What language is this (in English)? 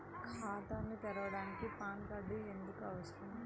Telugu